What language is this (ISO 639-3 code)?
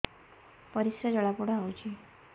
ori